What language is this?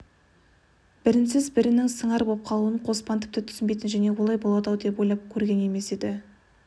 Kazakh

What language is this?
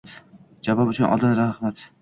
Uzbek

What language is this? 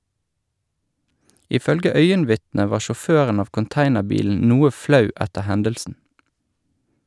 Norwegian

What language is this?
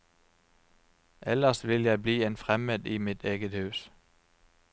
Norwegian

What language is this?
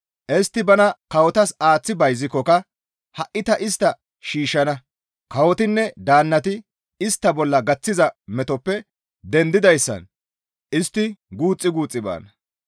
Gamo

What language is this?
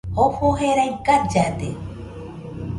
Nüpode Huitoto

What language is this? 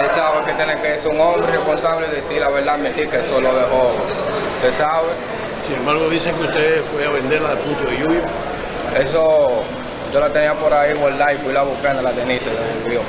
Spanish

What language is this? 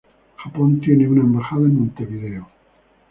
Spanish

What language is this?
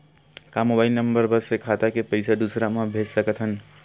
Chhattisgarhi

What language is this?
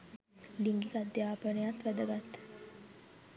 Sinhala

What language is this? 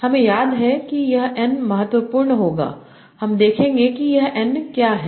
Hindi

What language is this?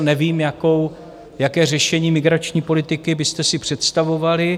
Czech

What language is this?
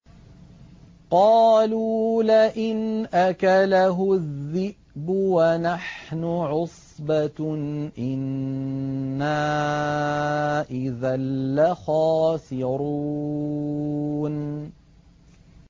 Arabic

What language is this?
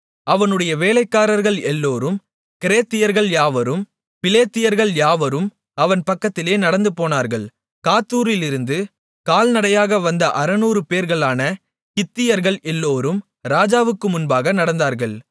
Tamil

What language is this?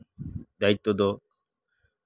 Santali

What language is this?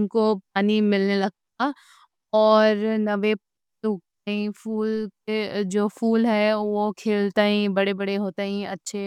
Deccan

